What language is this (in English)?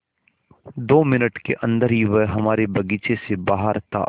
Hindi